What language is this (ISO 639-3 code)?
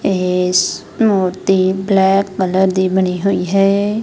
pan